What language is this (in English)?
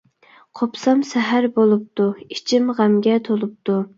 Uyghur